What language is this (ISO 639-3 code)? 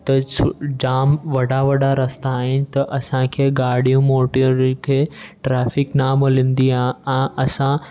snd